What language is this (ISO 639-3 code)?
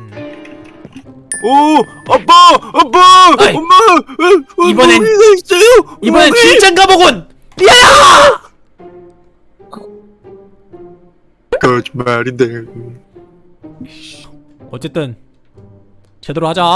kor